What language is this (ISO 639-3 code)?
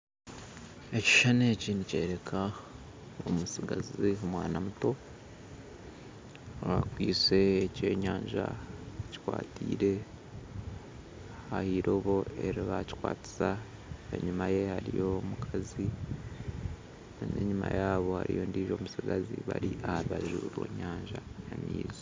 nyn